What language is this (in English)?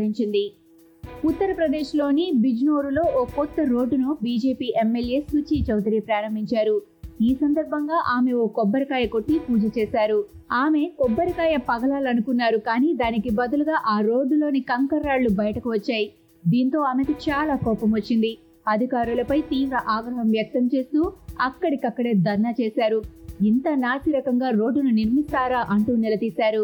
Telugu